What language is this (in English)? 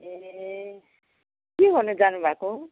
Nepali